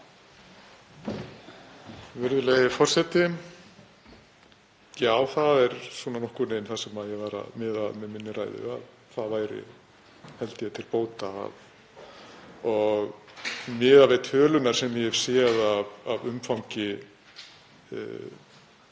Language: Icelandic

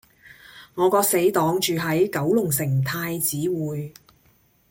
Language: Cantonese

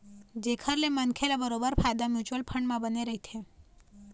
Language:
Chhattisgarhi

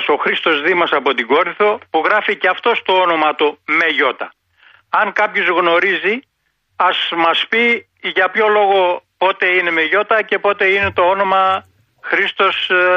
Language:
Greek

